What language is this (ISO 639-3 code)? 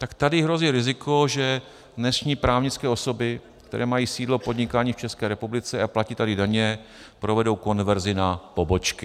ces